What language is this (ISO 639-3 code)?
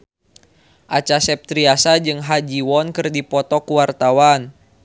sun